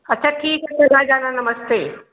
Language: Hindi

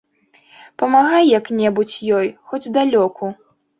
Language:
Belarusian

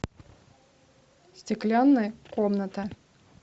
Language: Russian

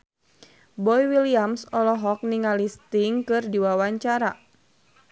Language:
Sundanese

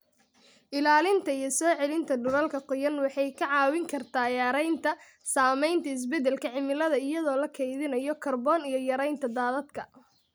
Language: Somali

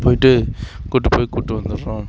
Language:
Tamil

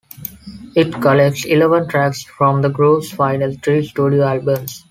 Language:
English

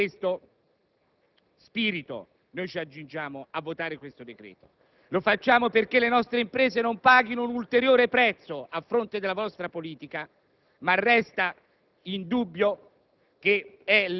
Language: Italian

